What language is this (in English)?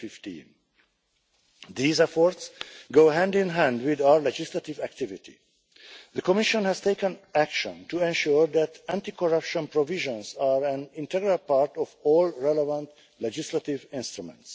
English